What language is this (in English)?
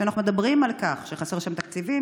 Hebrew